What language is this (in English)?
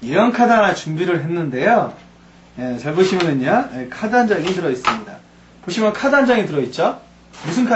Korean